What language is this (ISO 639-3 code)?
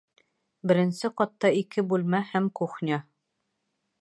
bak